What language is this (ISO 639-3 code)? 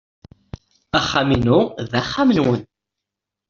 kab